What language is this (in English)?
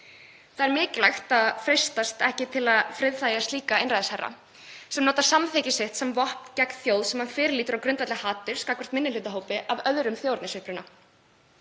Icelandic